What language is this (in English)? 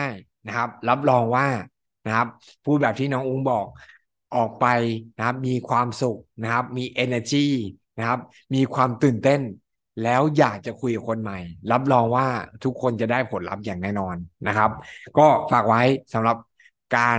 Thai